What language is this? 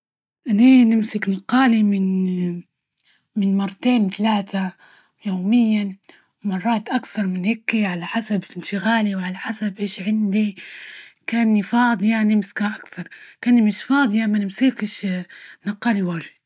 Libyan Arabic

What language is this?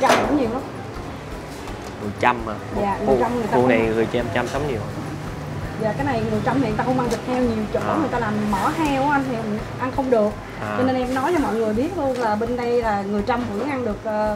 Vietnamese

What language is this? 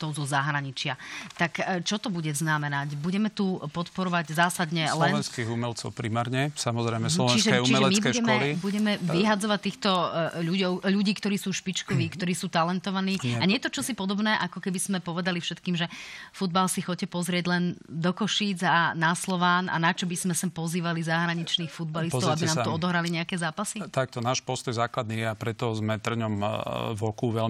Slovak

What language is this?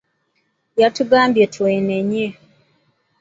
Ganda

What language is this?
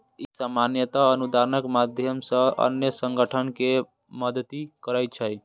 Maithili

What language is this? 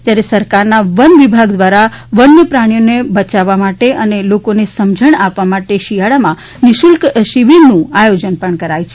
Gujarati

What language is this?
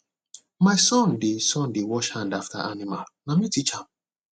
Nigerian Pidgin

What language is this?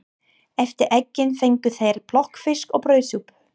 Icelandic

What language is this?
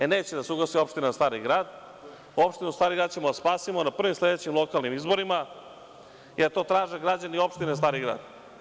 Serbian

